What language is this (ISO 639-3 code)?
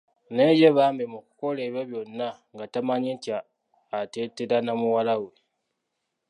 lug